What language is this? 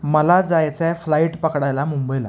Marathi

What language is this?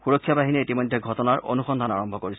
Assamese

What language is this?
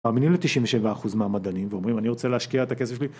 Hebrew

